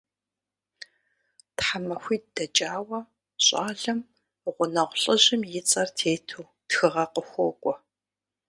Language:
Kabardian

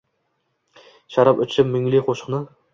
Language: Uzbek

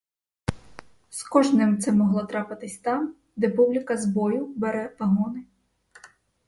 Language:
Ukrainian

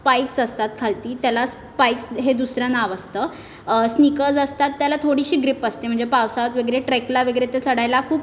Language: Marathi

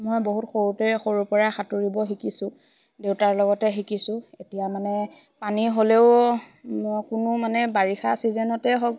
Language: Assamese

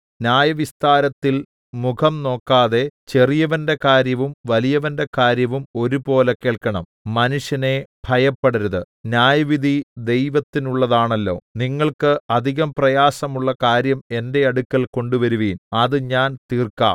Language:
Malayalam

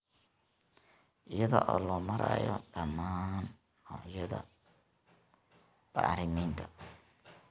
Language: Somali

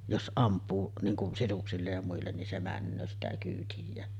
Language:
Finnish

